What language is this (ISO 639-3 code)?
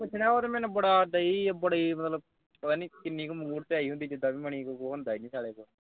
pan